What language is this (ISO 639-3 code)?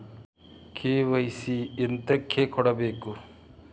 kan